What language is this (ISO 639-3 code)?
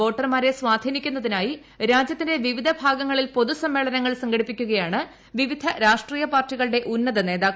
mal